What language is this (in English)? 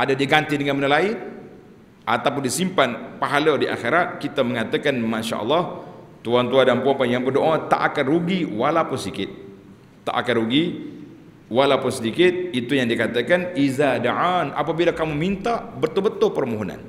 Malay